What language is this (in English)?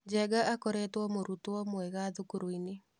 Kikuyu